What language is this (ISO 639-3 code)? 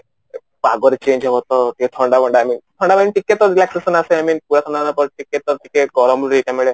ori